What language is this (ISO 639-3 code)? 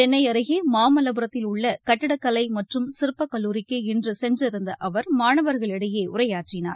tam